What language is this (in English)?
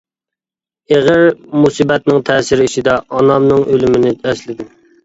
Uyghur